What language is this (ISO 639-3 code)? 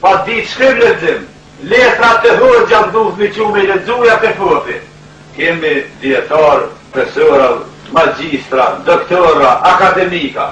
ron